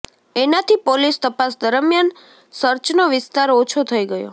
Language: Gujarati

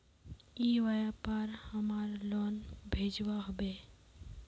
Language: Magahi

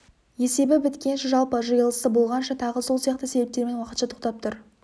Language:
Kazakh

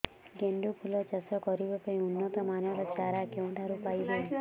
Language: Odia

